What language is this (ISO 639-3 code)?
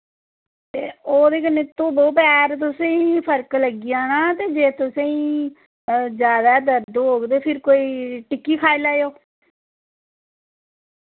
doi